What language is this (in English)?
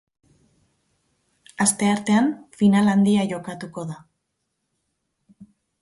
Basque